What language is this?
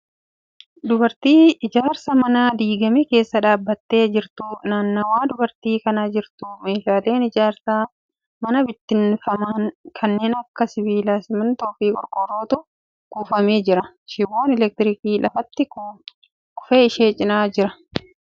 Oromo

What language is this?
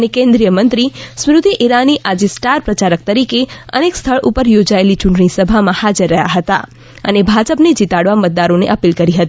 Gujarati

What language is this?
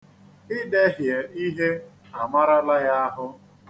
Igbo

